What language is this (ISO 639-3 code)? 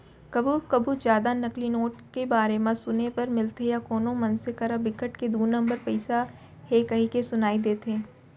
hne